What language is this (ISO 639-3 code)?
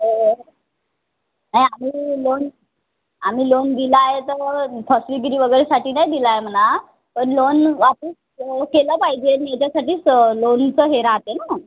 mar